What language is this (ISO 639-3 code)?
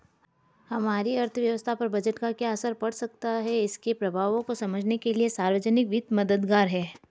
hin